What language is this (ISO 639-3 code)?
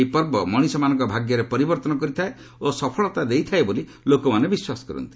ori